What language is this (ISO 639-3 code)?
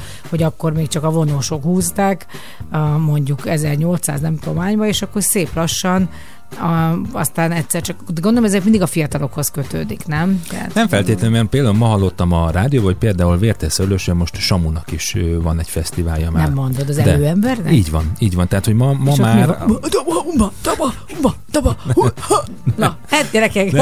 hun